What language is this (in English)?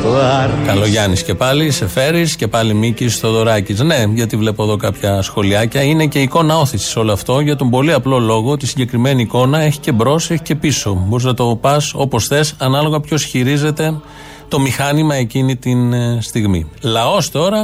Greek